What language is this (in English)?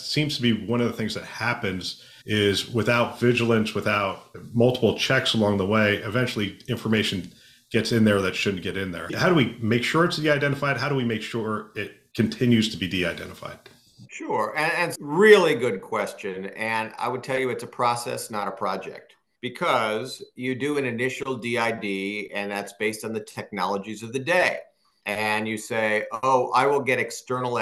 English